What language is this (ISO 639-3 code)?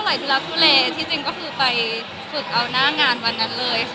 tha